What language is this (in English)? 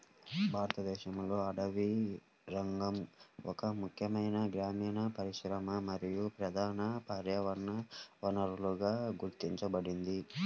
Telugu